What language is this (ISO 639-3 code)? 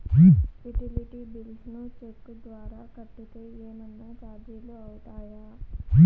tel